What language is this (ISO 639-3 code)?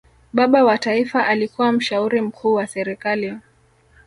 swa